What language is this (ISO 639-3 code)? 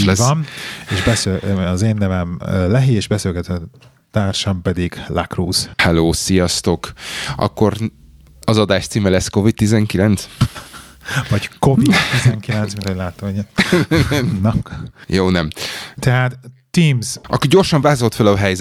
hun